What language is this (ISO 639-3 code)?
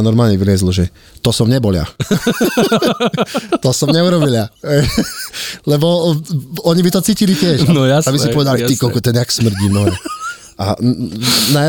slk